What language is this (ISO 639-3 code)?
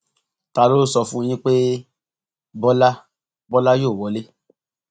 yor